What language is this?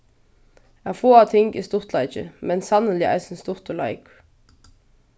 Faroese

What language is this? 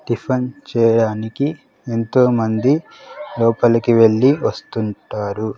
Telugu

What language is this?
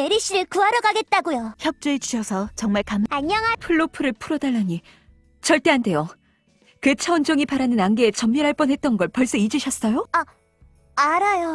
Korean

